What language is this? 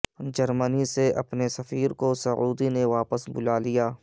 Urdu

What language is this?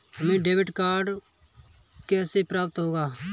Hindi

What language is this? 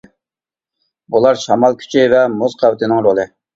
Uyghur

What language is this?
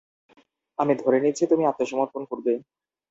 Bangla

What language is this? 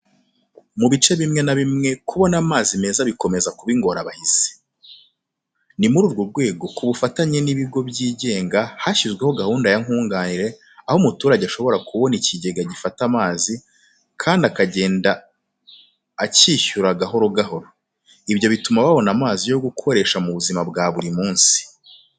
Kinyarwanda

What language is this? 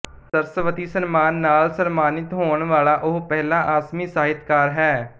Punjabi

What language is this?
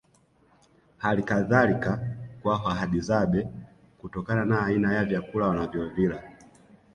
Swahili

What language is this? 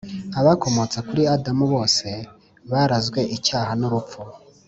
Kinyarwanda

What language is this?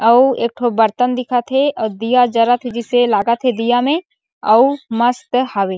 Chhattisgarhi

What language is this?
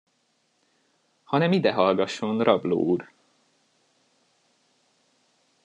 Hungarian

